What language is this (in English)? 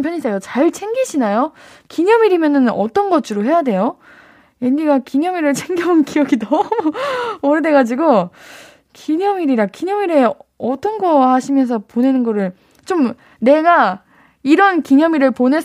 Korean